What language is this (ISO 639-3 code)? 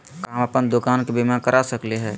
mag